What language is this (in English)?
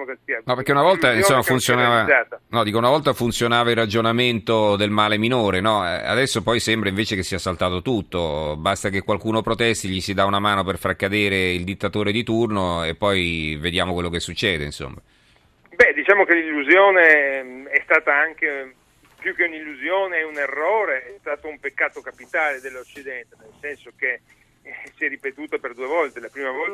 Italian